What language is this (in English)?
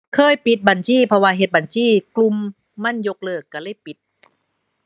Thai